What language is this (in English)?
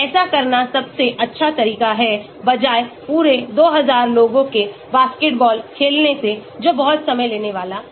Hindi